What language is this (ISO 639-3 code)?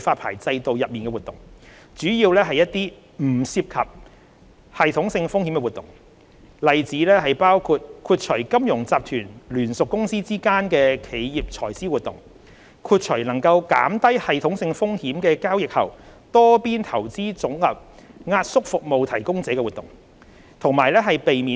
yue